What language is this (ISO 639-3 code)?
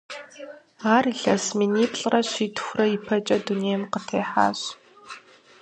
kbd